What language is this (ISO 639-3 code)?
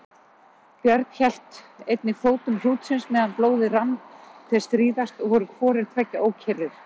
isl